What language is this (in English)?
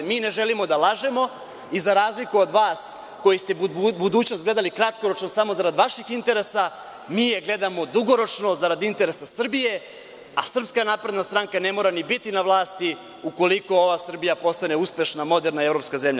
Serbian